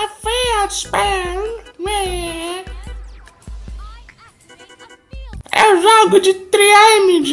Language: Portuguese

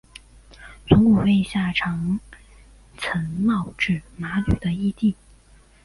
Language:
Chinese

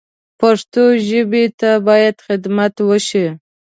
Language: Pashto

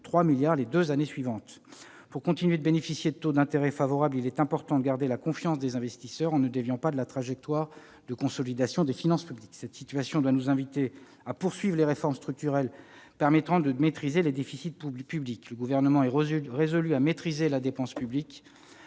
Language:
French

